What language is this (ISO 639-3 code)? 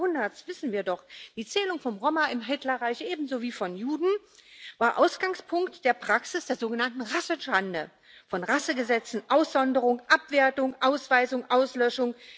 deu